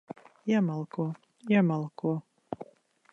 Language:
Latvian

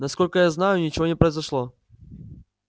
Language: Russian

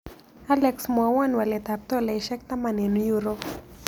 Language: Kalenjin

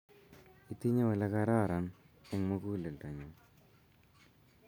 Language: Kalenjin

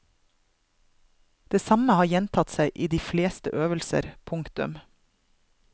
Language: Norwegian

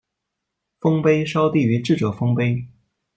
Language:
Chinese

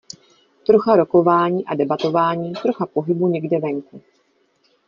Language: Czech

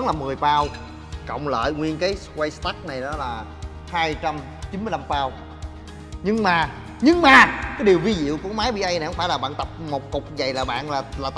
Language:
Vietnamese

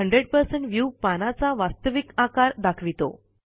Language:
Marathi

